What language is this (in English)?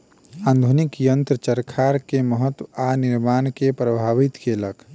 Maithili